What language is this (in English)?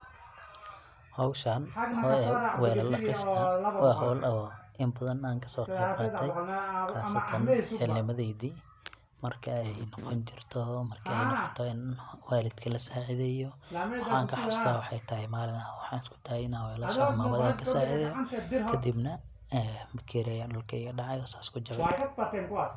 Somali